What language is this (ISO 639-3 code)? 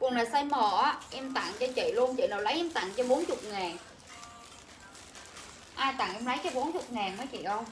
vie